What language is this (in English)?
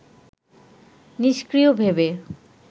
Bangla